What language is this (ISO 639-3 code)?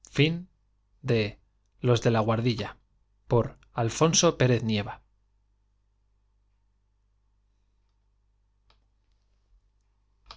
spa